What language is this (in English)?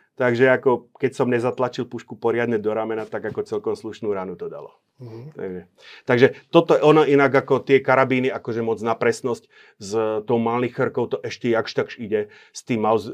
Slovak